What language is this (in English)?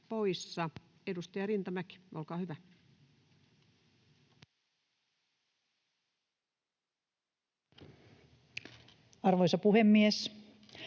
Finnish